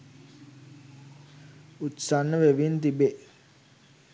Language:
Sinhala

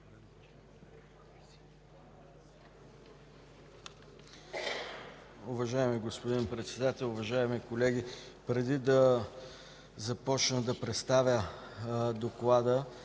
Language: Bulgarian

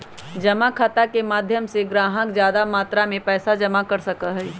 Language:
Magahi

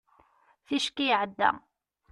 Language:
Kabyle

